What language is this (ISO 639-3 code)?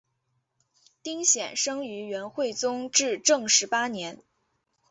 zho